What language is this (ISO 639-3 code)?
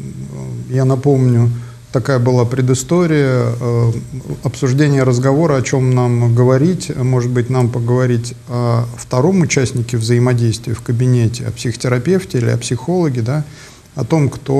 rus